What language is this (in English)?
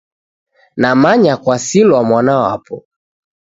Taita